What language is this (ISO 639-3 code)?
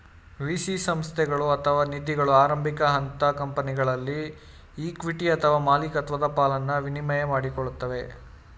kan